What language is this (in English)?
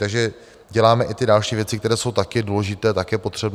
Czech